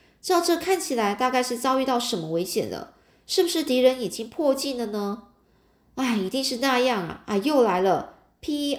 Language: Chinese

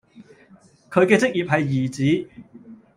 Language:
Cantonese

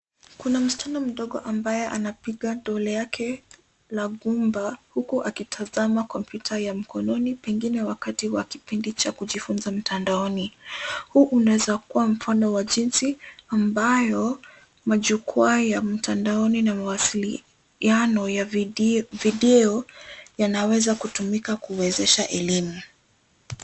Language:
Swahili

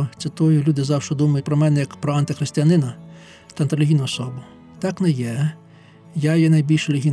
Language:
Ukrainian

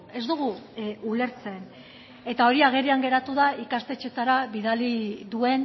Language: Basque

